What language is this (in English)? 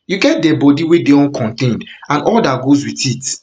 Nigerian Pidgin